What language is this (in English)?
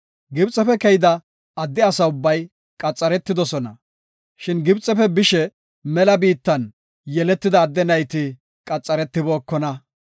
Gofa